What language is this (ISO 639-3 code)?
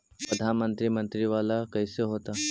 mag